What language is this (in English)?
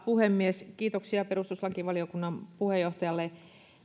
Finnish